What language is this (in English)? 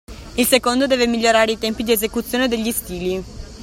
Italian